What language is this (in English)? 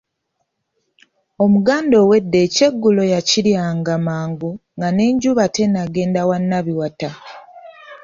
Ganda